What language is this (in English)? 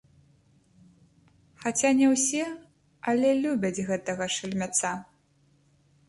Belarusian